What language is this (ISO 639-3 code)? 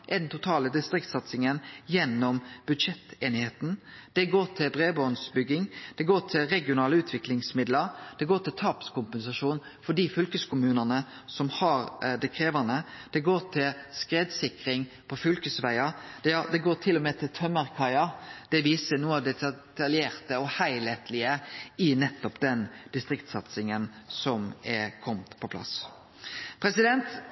nno